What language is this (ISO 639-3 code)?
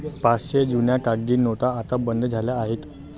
mar